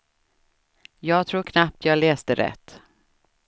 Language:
Swedish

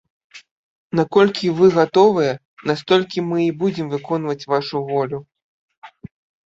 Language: Belarusian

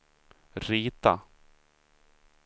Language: Swedish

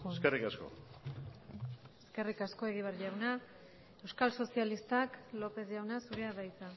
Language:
Basque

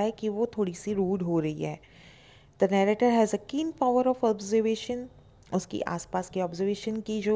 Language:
Hindi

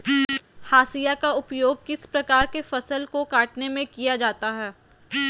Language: Magahi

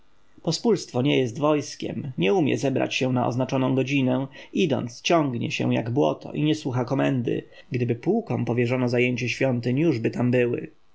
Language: Polish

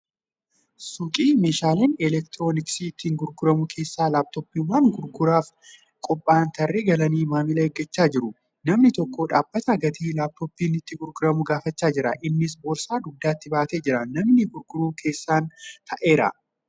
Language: Oromo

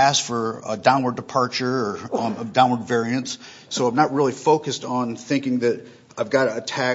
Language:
English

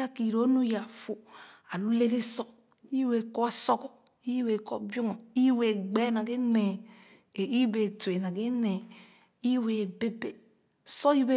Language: Khana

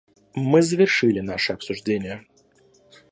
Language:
Russian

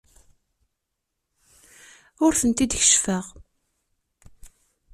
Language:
Kabyle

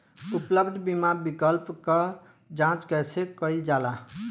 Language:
Bhojpuri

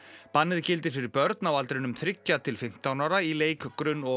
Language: Icelandic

